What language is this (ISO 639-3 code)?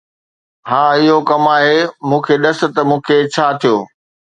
snd